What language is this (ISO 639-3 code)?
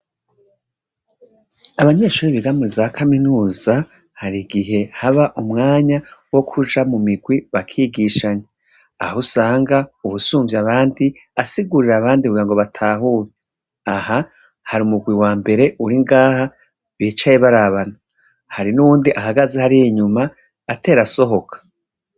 run